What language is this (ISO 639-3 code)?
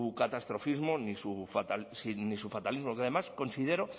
spa